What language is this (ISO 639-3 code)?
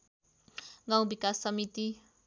nep